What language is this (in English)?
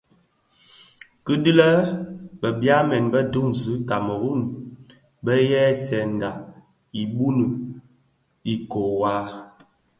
Bafia